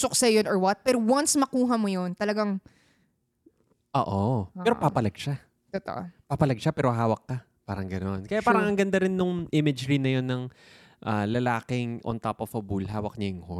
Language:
Filipino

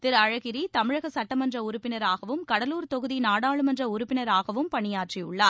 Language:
Tamil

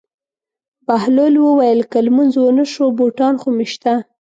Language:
Pashto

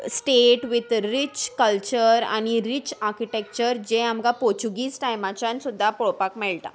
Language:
Konkani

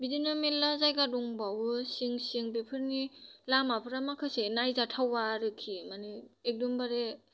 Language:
Bodo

